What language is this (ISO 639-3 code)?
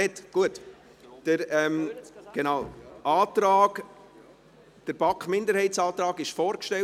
gsw